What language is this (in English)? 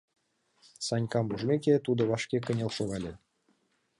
Mari